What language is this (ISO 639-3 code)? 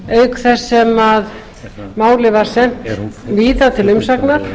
isl